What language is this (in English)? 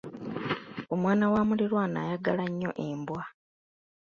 Ganda